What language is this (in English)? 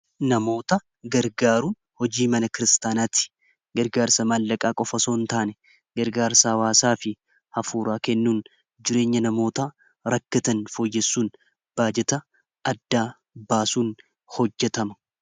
Oromo